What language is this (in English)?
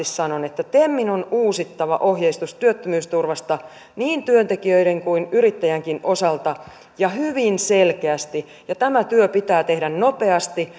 Finnish